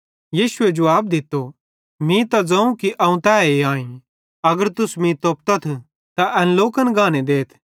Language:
Bhadrawahi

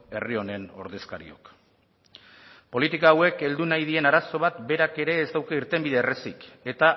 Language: Basque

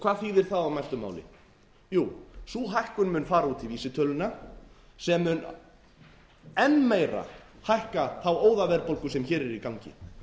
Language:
Icelandic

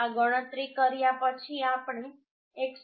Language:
Gujarati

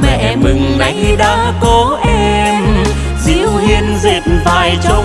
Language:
Vietnamese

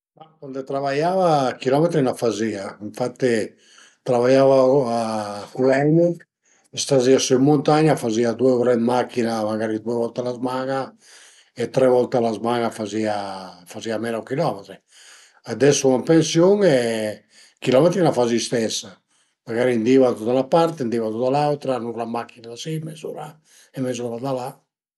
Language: Piedmontese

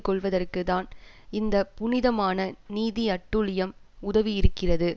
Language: Tamil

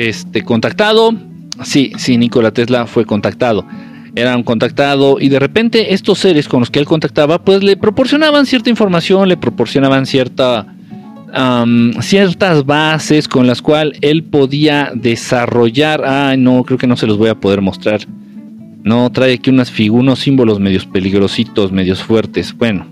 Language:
Spanish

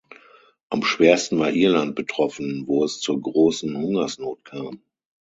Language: German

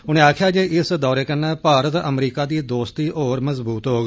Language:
Dogri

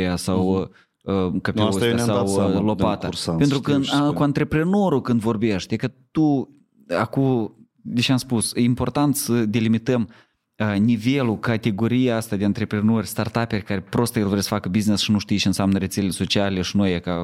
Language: Romanian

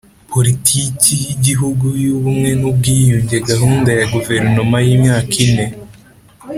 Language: Kinyarwanda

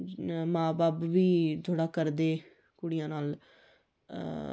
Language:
Dogri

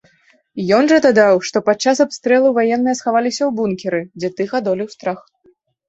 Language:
Belarusian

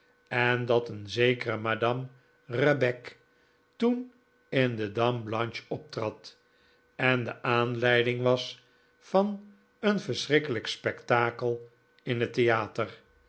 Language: Dutch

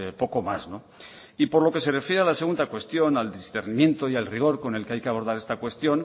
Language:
Spanish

